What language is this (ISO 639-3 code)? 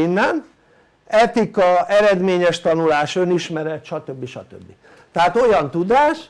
hun